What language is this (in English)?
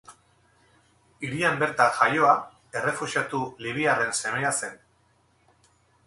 Basque